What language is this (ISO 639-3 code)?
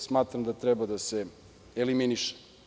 srp